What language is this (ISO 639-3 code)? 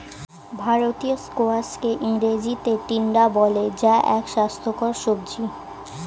ben